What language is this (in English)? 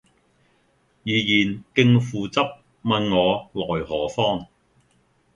Cantonese